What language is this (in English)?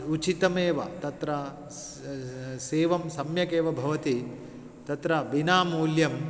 Sanskrit